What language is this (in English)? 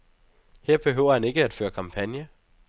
Danish